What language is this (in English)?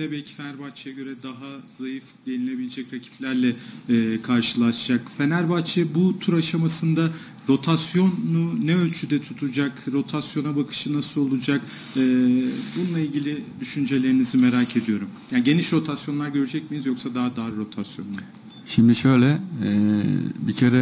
Turkish